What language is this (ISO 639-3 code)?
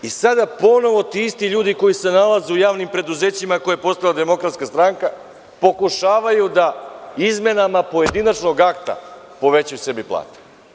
srp